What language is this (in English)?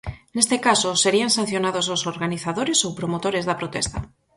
Galician